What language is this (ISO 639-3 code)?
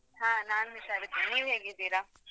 kan